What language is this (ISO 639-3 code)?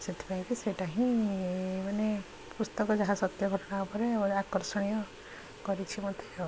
ori